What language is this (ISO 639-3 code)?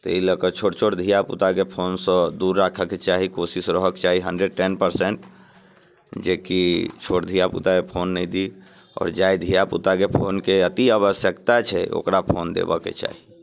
mai